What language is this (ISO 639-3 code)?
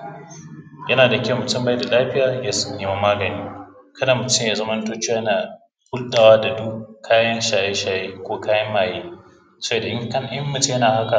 hau